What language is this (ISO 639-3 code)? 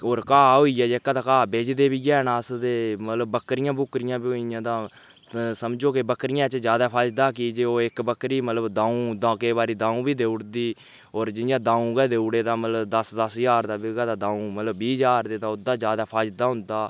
doi